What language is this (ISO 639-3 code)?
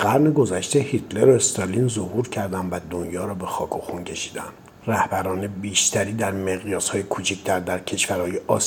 fas